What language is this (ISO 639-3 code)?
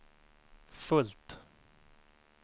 swe